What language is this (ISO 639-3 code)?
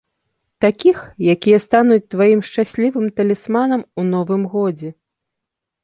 bel